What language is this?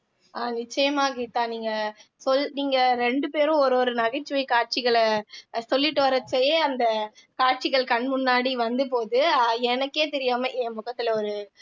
Tamil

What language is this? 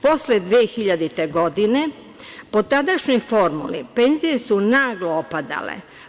Serbian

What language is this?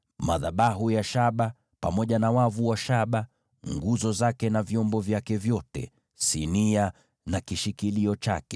Swahili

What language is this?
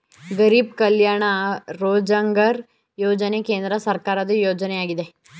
Kannada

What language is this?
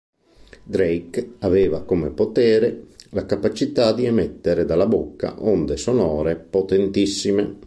Italian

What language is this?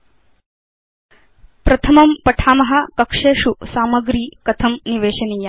Sanskrit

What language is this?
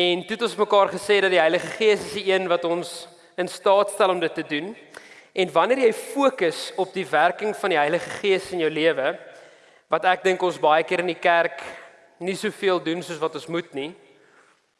Dutch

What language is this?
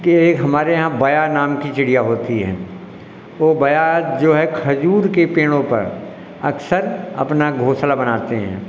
Hindi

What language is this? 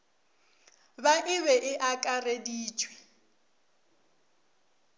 Northern Sotho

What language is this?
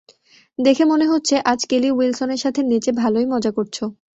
Bangla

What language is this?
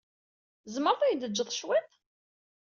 Kabyle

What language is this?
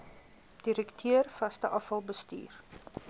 Afrikaans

